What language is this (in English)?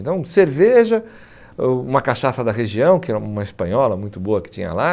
Portuguese